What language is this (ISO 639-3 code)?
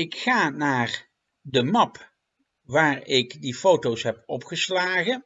nld